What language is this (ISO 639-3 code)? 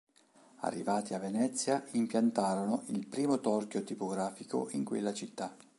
ita